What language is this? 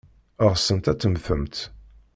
Kabyle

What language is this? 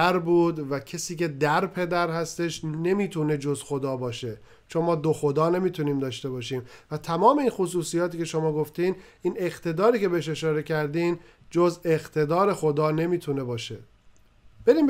Persian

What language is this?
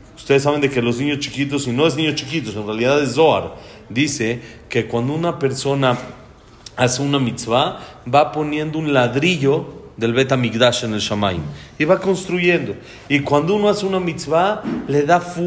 Spanish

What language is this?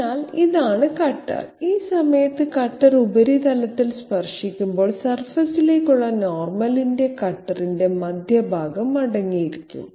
Malayalam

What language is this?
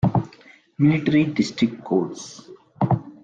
English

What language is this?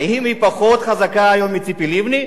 Hebrew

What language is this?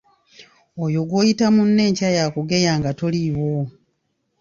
Ganda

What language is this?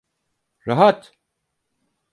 Turkish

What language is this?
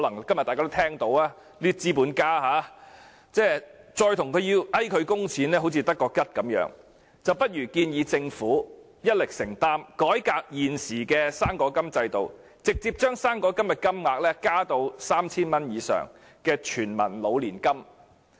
Cantonese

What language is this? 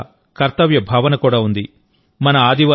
Telugu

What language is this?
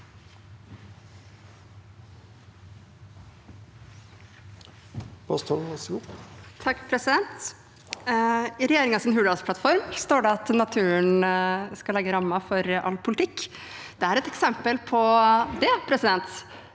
Norwegian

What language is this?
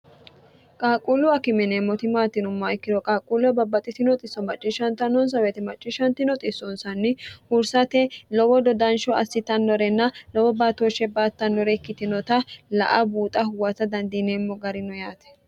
Sidamo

